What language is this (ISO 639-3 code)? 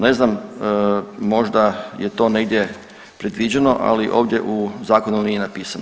hrv